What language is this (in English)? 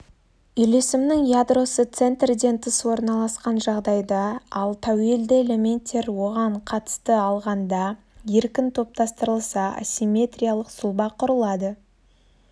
Kazakh